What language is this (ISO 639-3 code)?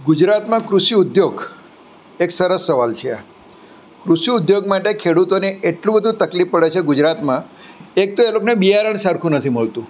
guj